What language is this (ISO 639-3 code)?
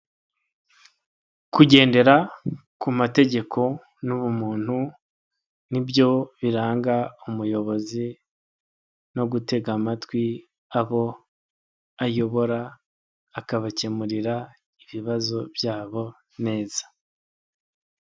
kin